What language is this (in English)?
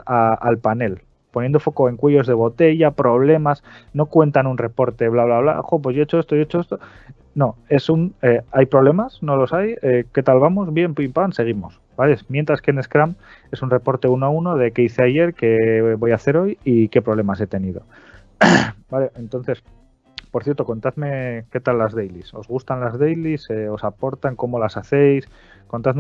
Spanish